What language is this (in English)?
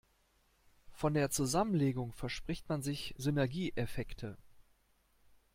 German